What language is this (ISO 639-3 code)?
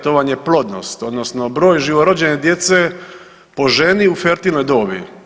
hrv